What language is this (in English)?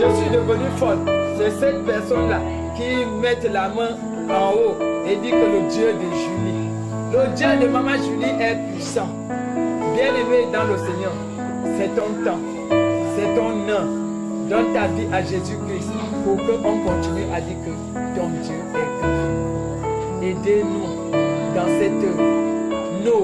French